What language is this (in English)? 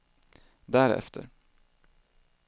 Swedish